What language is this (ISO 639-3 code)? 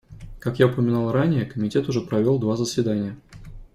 rus